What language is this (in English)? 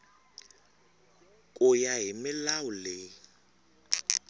Tsonga